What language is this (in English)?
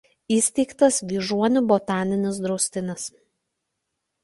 Lithuanian